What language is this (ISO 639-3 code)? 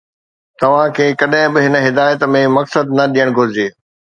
snd